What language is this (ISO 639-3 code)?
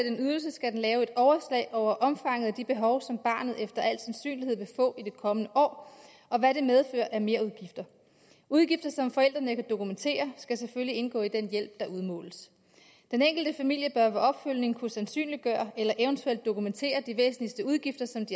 dan